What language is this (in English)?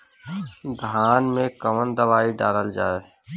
Bhojpuri